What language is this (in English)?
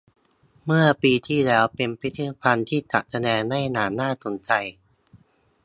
Thai